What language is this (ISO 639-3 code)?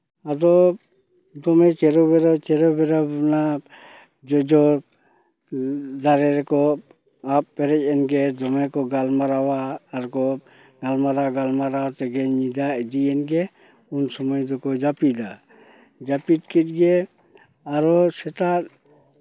sat